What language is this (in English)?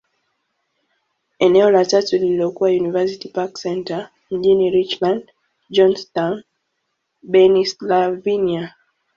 Swahili